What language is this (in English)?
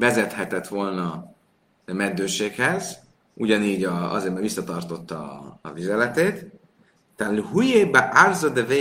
Hungarian